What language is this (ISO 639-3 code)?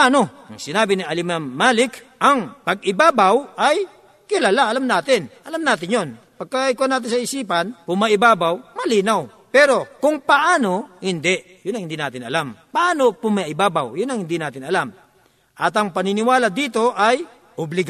fil